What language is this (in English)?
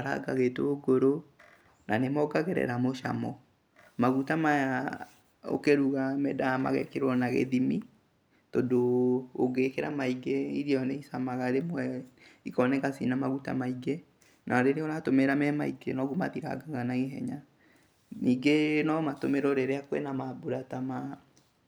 Kikuyu